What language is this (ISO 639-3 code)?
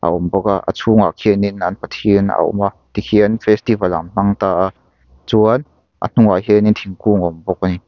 lus